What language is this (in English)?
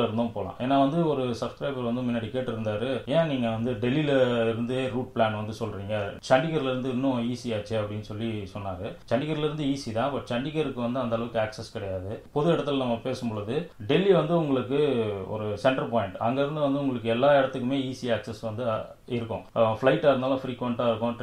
Thai